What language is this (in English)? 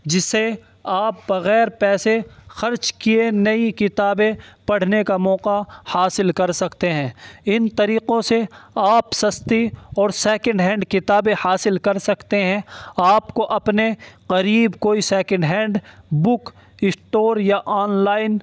Urdu